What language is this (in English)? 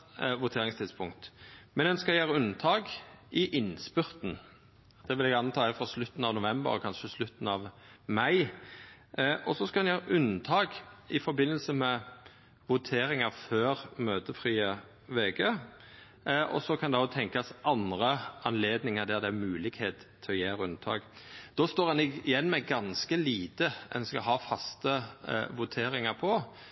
Norwegian Nynorsk